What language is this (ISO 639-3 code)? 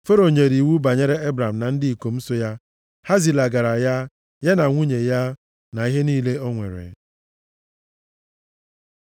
ibo